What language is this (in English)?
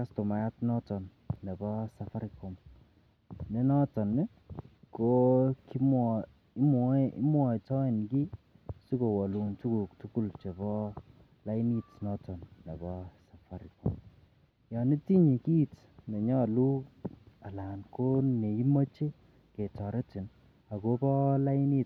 Kalenjin